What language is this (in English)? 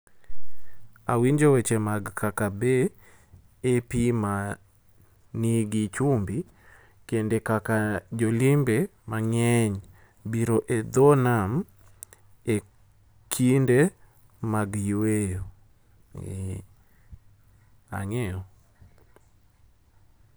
Luo (Kenya and Tanzania)